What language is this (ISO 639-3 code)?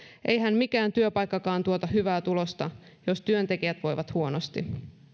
fin